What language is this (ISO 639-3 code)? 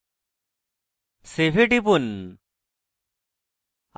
ben